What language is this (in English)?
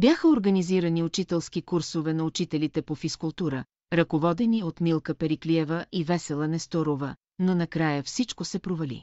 Bulgarian